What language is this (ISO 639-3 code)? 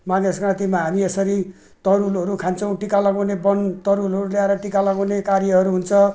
nep